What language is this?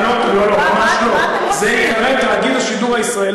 Hebrew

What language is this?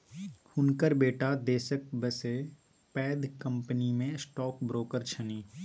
Maithili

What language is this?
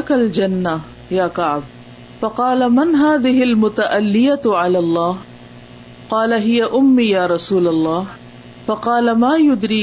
Urdu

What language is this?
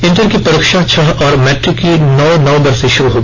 Hindi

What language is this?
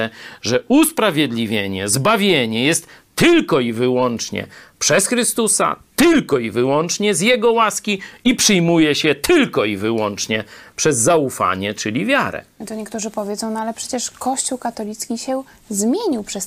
Polish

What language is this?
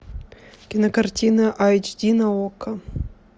Russian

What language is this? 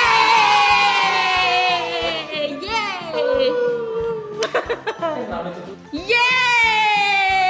Indonesian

